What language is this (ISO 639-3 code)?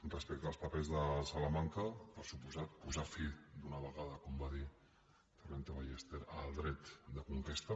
cat